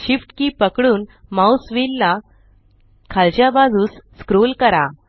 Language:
Marathi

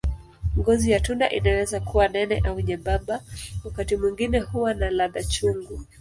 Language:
Swahili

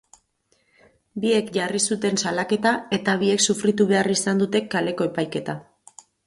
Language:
Basque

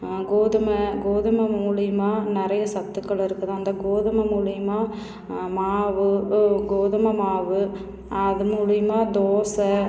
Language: Tamil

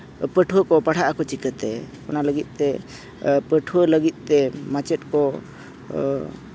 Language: Santali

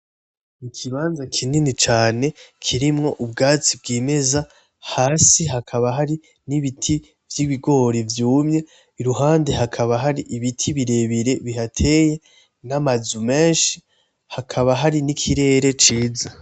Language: Rundi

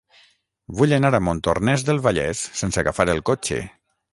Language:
Catalan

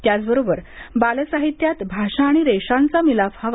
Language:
Marathi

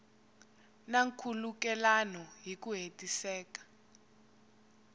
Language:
Tsonga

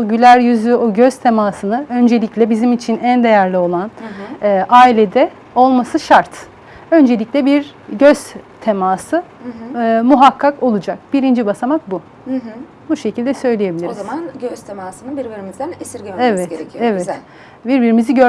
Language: Turkish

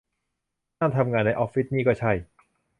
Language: Thai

